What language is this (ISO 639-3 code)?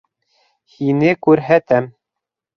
bak